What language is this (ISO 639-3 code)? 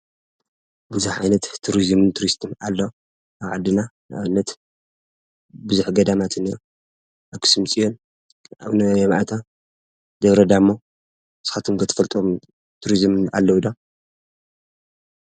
tir